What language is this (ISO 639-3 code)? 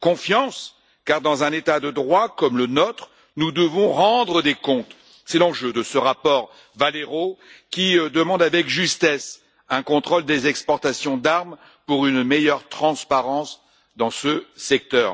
fra